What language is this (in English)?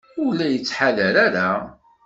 Kabyle